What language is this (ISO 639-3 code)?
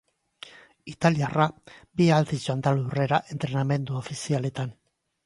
eus